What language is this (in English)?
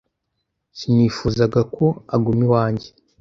Kinyarwanda